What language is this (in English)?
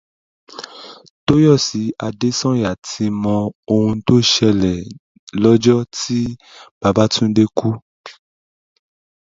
Yoruba